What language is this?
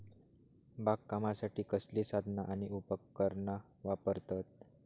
Marathi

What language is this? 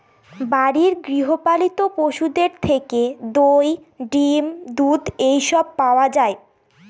Bangla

